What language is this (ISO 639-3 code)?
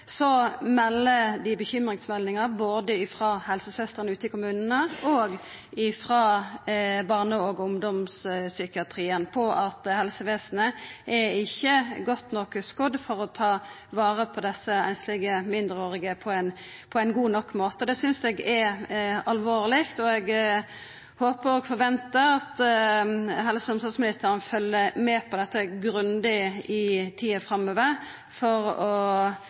nno